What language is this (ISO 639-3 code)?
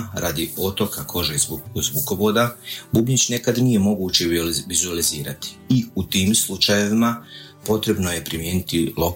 hrv